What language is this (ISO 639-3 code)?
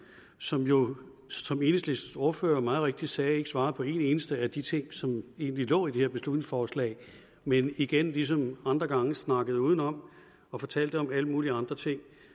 dan